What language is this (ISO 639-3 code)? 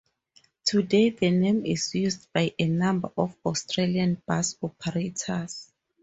eng